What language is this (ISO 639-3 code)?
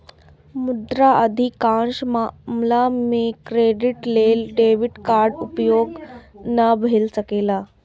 mai